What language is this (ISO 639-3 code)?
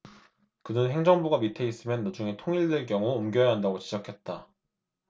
kor